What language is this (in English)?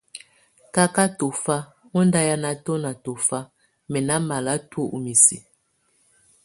Tunen